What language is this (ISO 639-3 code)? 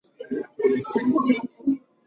swa